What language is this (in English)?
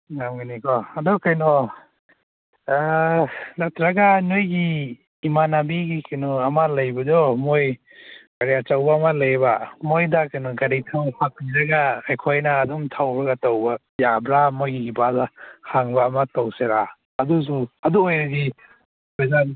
Manipuri